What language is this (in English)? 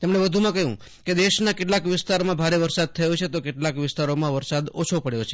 Gujarati